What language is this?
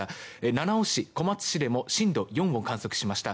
Japanese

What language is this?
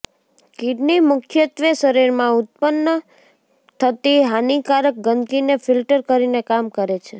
Gujarati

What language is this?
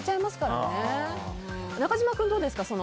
Japanese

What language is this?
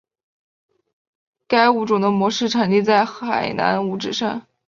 Chinese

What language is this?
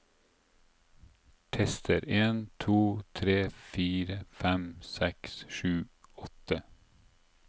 Norwegian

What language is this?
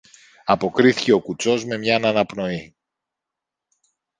Greek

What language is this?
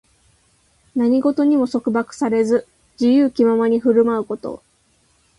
Japanese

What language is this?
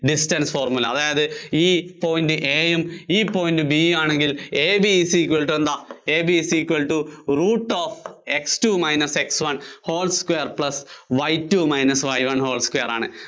Malayalam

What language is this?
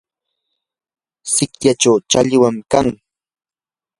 Yanahuanca Pasco Quechua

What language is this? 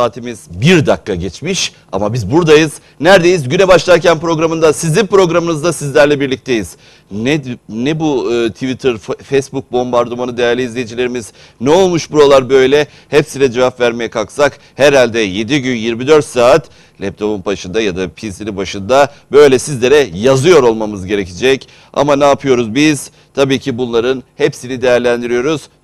Turkish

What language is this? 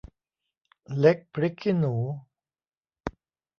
Thai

